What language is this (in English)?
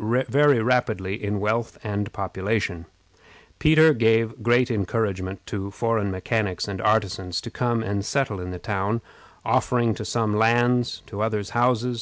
English